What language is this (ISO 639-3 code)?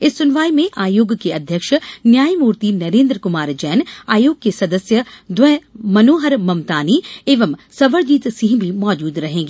hin